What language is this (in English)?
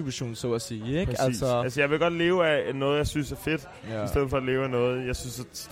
Danish